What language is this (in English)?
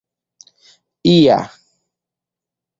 Esperanto